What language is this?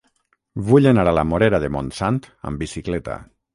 Catalan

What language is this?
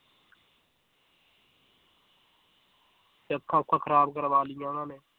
Punjabi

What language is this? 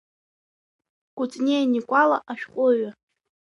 Abkhazian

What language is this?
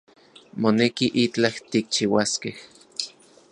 Central Puebla Nahuatl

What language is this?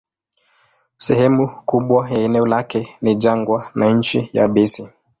Swahili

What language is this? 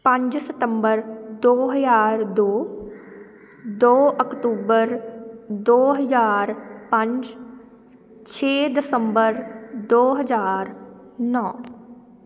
Punjabi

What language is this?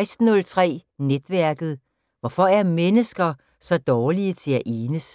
Danish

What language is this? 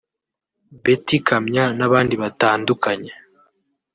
Kinyarwanda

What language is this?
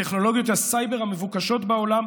Hebrew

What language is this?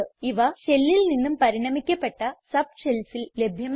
Malayalam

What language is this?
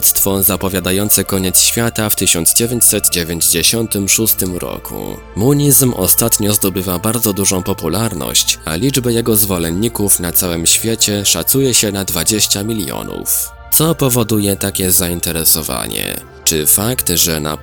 Polish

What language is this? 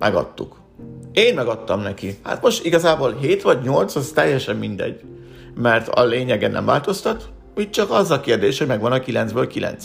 Hungarian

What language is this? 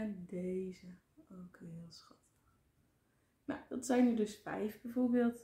Dutch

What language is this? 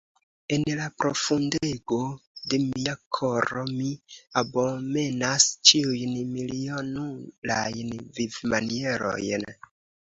Esperanto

